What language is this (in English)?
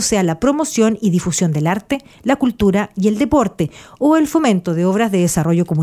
Spanish